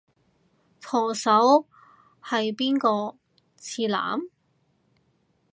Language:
Cantonese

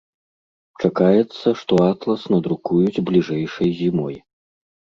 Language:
Belarusian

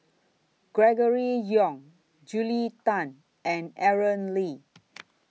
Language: English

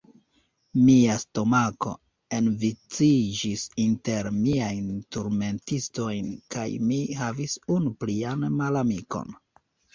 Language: Esperanto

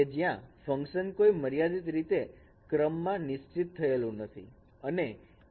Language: Gujarati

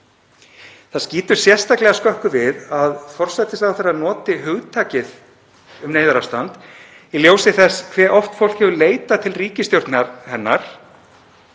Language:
Icelandic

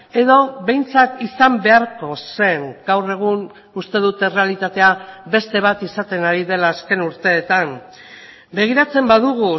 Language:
Basque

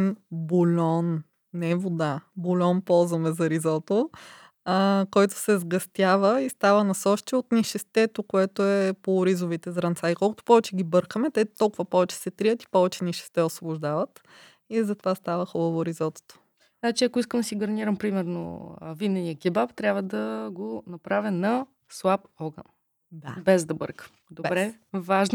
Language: Bulgarian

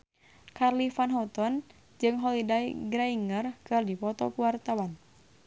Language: Sundanese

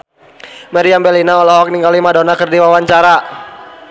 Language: Sundanese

